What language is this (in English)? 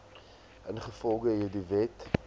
Afrikaans